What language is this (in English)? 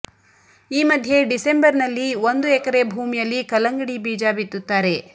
Kannada